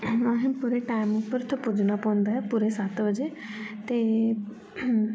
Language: Dogri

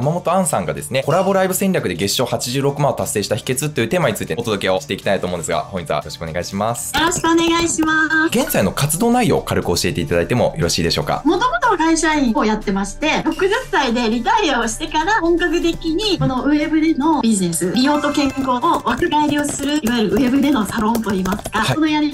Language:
Japanese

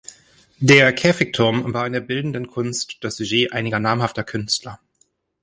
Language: German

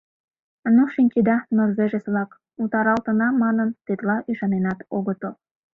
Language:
Mari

